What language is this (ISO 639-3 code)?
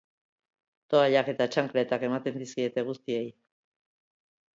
eus